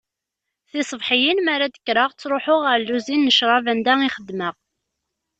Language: Kabyle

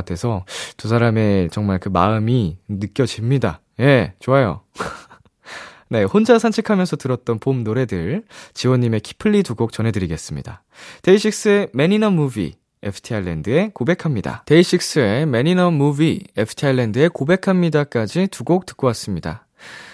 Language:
Korean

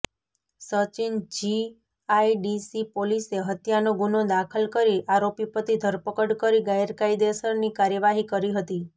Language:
Gujarati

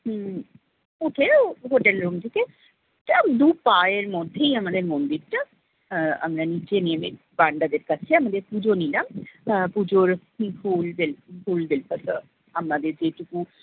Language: Bangla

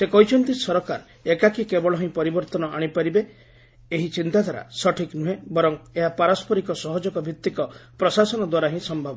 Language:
Odia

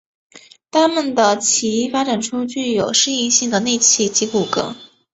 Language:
Chinese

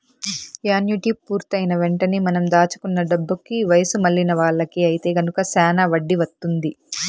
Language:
Telugu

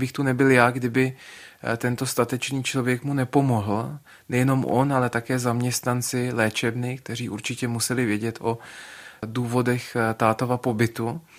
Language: Czech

